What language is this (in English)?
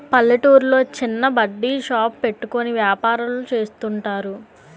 Telugu